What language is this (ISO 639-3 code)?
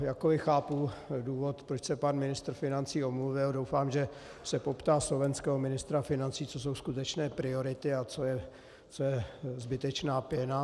ces